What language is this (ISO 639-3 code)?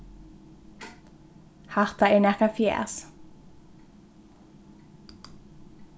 fao